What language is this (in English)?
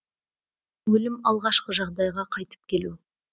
Kazakh